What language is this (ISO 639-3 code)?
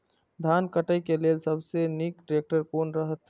mai